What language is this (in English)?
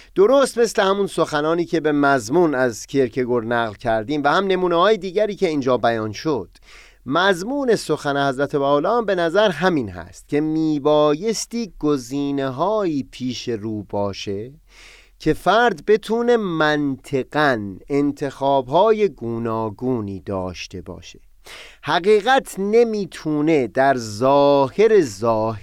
Persian